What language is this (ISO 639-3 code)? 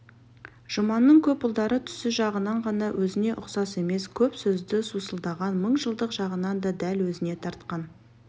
kaz